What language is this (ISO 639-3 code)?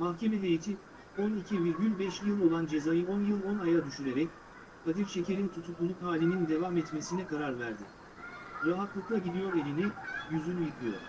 tur